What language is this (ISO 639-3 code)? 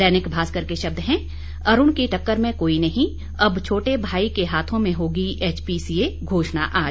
hin